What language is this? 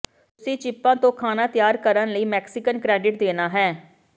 Punjabi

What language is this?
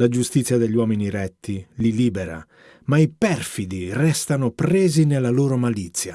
Italian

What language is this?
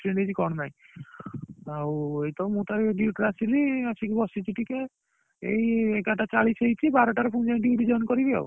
Odia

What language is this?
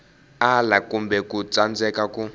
Tsonga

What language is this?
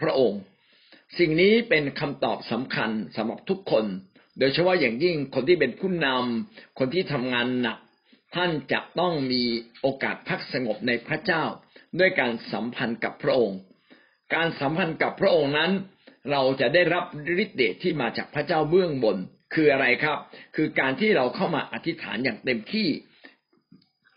Thai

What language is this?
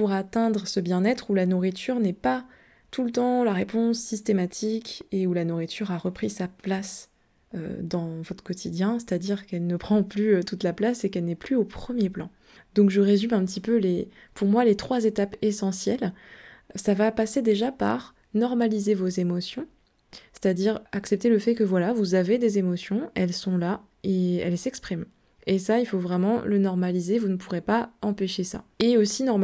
French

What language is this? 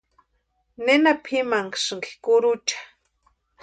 Western Highland Purepecha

